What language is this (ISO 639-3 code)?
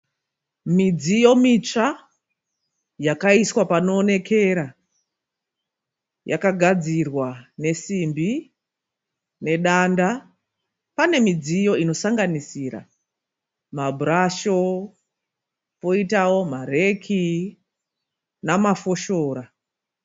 sna